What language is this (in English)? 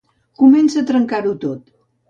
Catalan